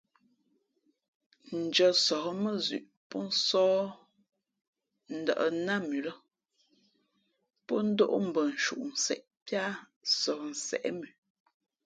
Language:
Fe'fe'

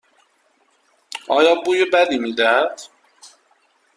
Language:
Persian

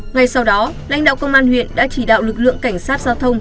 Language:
Vietnamese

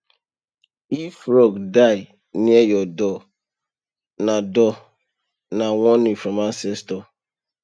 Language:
Nigerian Pidgin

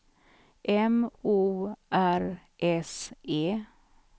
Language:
Swedish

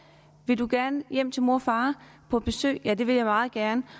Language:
Danish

